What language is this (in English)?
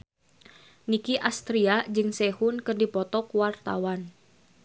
Sundanese